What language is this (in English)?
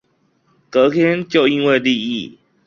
Chinese